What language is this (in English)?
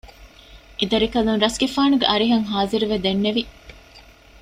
Divehi